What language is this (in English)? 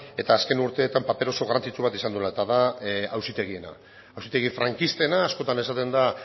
Basque